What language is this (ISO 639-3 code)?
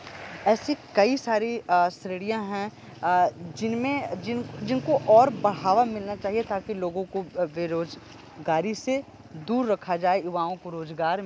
hin